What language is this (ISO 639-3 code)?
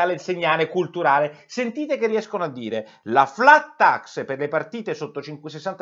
ita